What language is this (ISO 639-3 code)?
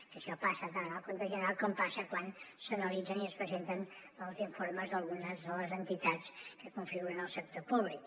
cat